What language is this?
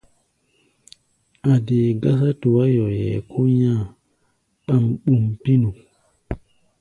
Gbaya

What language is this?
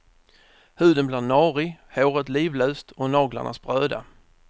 Swedish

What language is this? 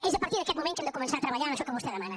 Catalan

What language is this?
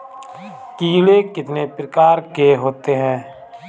Hindi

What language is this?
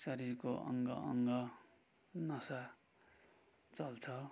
Nepali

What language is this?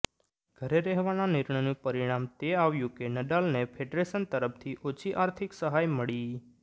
Gujarati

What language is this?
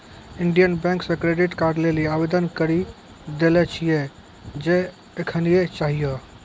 Maithili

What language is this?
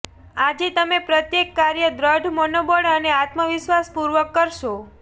Gujarati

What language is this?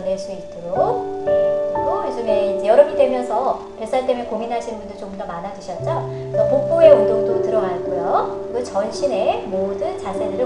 Korean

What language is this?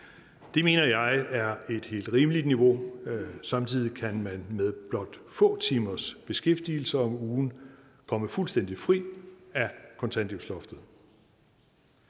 Danish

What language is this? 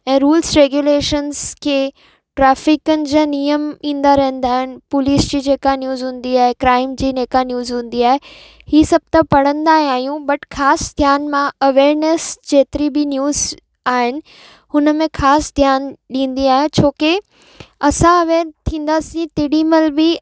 Sindhi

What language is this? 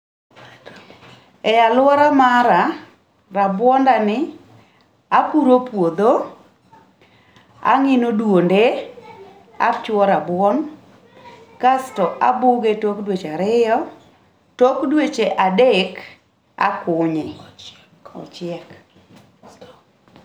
Luo (Kenya and Tanzania)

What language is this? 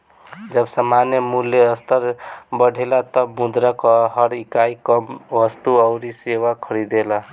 Bhojpuri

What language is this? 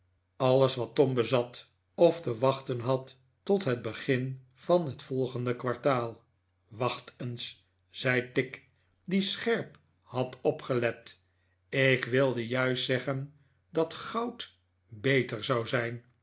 Dutch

